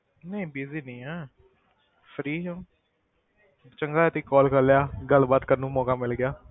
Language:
Punjabi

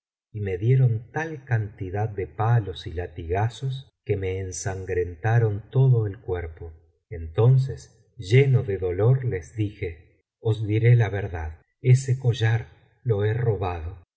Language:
Spanish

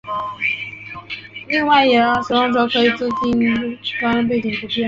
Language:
Chinese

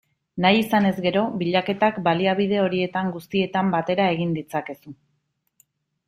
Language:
Basque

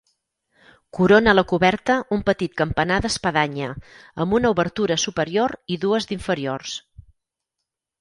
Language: Catalan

